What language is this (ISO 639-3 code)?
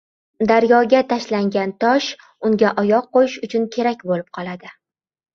uzb